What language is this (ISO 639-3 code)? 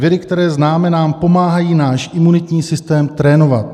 ces